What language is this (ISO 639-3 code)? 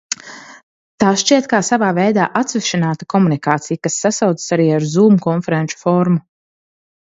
lav